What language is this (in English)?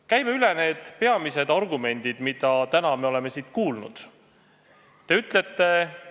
Estonian